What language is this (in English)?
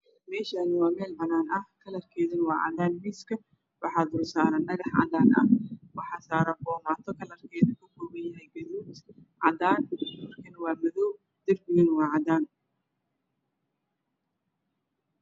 Somali